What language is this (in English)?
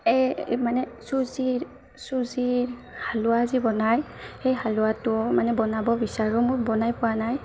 Assamese